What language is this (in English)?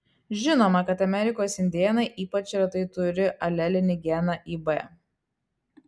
Lithuanian